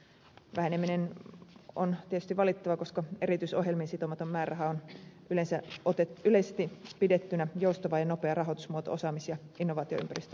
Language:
Finnish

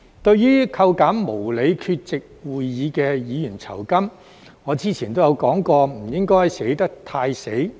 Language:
Cantonese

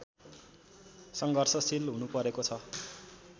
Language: Nepali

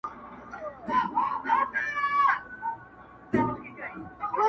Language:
Pashto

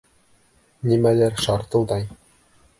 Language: Bashkir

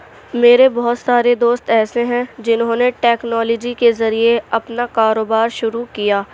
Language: Urdu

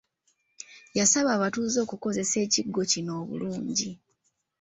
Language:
Ganda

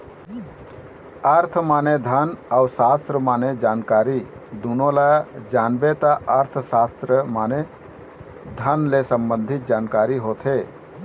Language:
Chhattisgarhi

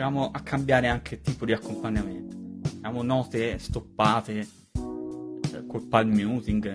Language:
Italian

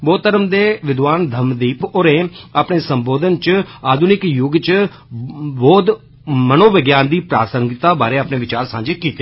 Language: Dogri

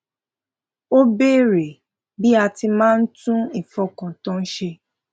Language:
Yoruba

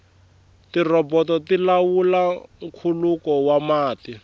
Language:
Tsonga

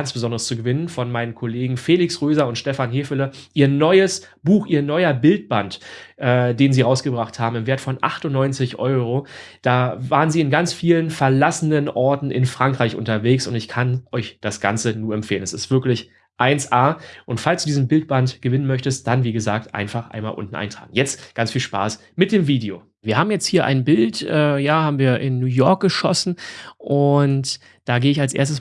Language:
German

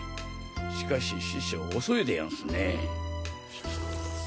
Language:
Japanese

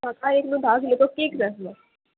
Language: Konkani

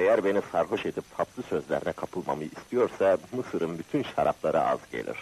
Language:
Turkish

